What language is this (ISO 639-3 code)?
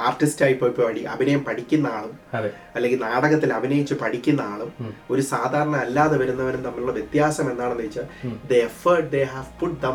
mal